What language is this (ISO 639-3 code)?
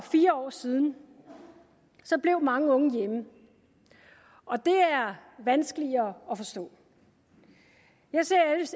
dan